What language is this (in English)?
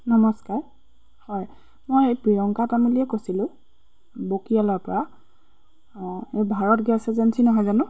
Assamese